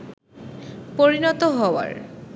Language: Bangla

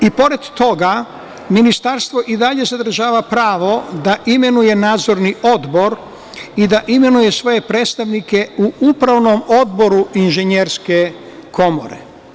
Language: Serbian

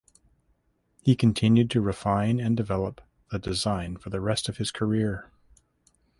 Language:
English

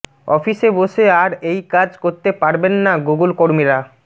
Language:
Bangla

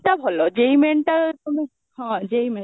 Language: Odia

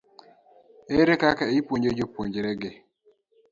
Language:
Luo (Kenya and Tanzania)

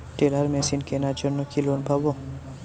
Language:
Bangla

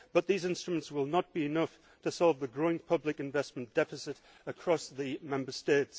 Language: English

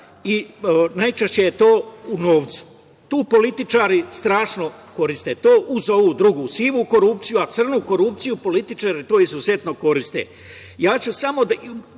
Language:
Serbian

